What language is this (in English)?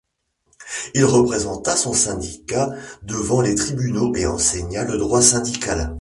French